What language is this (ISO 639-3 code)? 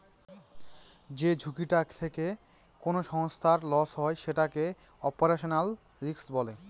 ben